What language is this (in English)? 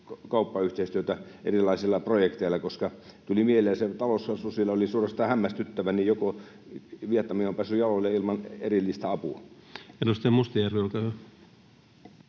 Finnish